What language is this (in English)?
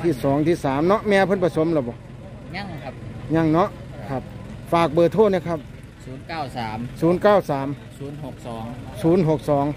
Thai